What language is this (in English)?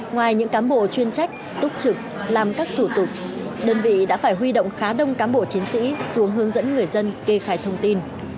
Vietnamese